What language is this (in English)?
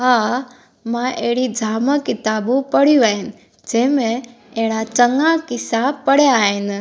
Sindhi